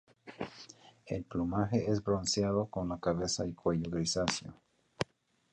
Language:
Spanish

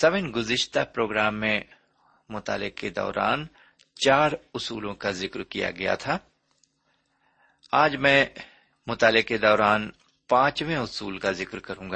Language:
Urdu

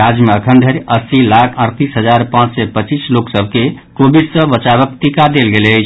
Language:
Maithili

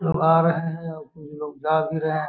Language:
Magahi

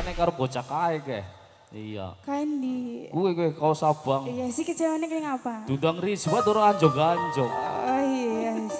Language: Indonesian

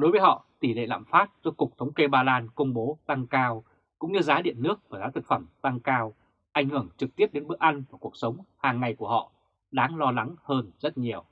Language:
Vietnamese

